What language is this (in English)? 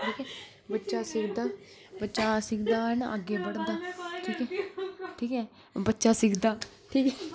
Dogri